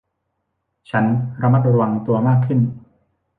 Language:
Thai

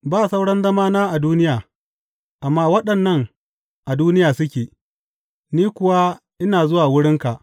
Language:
Hausa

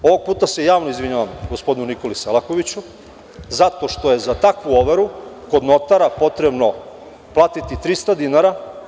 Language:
Serbian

